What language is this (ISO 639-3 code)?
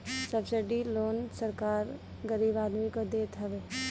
bho